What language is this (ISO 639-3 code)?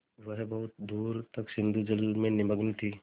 hin